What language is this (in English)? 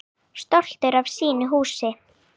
Icelandic